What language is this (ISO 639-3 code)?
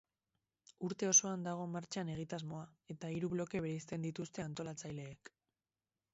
eus